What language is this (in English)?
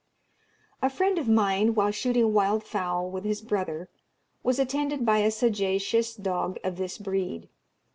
English